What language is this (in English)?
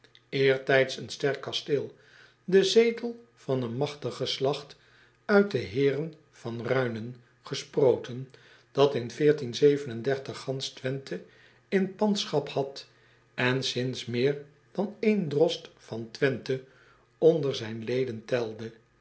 Dutch